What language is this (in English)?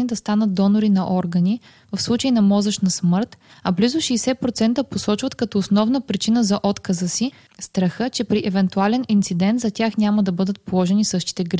Bulgarian